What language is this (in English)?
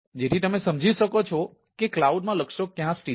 Gujarati